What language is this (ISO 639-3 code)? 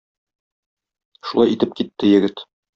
tat